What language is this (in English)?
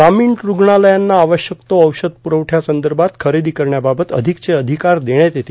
Marathi